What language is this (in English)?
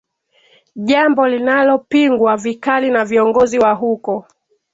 Swahili